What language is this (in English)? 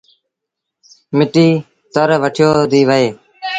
Sindhi Bhil